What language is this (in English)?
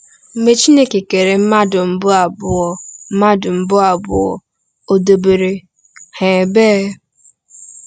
Igbo